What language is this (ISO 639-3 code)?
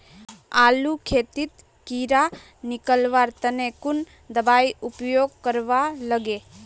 mag